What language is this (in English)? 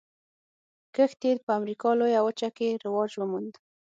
Pashto